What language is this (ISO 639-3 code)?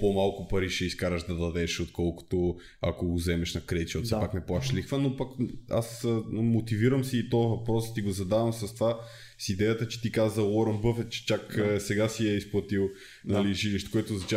bul